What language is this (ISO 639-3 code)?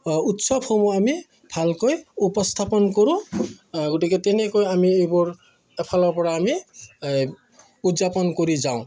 asm